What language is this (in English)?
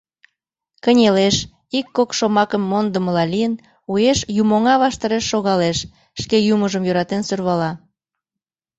Mari